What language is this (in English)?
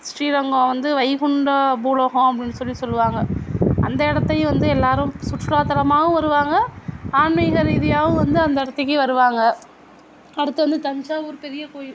Tamil